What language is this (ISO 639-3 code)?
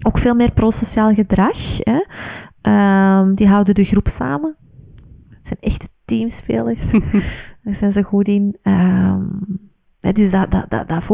nld